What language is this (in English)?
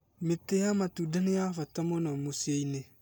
Kikuyu